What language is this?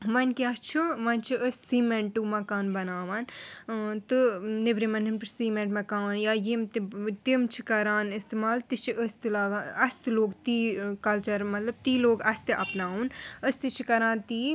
Kashmiri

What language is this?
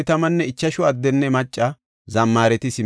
Gofa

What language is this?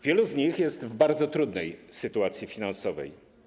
Polish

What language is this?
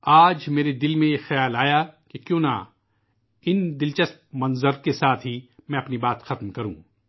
Urdu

